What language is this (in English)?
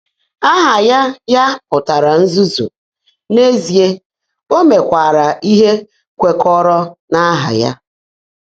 Igbo